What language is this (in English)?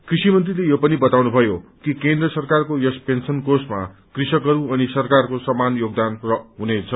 Nepali